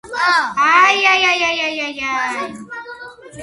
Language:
Georgian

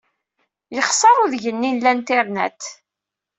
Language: Kabyle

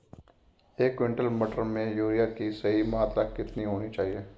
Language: Hindi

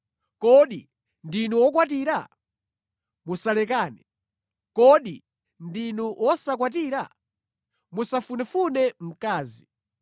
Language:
Nyanja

